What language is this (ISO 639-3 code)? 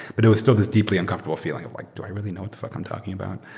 eng